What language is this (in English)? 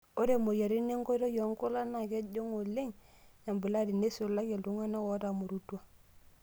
Masai